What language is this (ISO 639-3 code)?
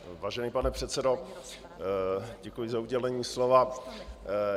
ces